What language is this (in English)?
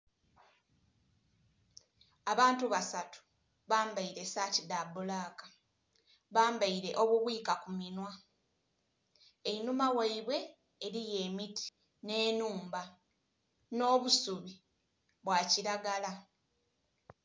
Soga